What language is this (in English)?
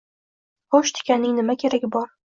Uzbek